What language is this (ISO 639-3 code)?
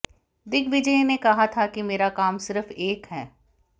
hin